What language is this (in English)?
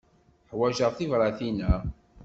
Kabyle